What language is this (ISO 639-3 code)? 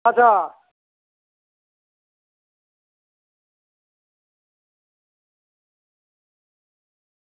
doi